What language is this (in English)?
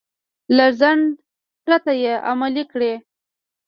Pashto